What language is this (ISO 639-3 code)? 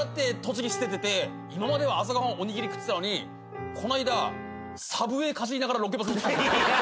jpn